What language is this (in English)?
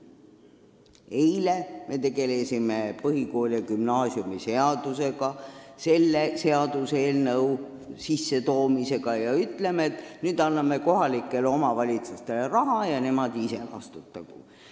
Estonian